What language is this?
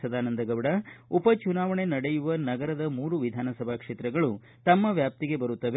Kannada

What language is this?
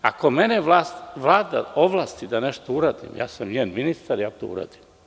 Serbian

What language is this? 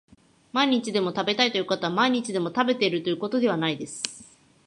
Japanese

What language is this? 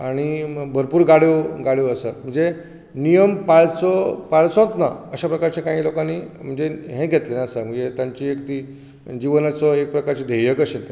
Konkani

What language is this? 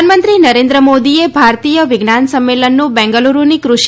Gujarati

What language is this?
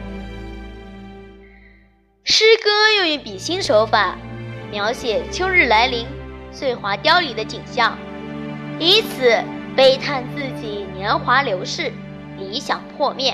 Chinese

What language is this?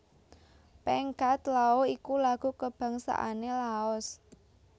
Javanese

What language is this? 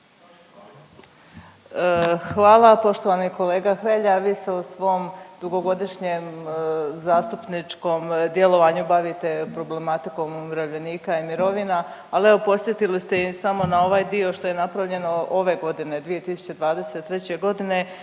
Croatian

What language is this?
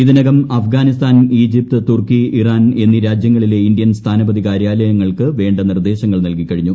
Malayalam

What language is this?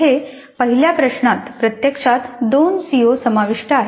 Marathi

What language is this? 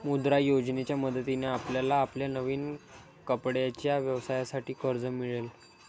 Marathi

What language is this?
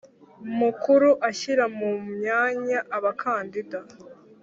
Kinyarwanda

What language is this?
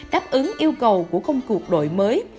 Vietnamese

